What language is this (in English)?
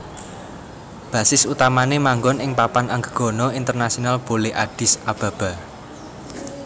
Javanese